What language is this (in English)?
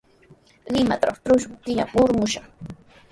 Sihuas Ancash Quechua